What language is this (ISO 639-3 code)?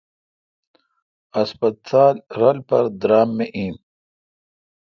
xka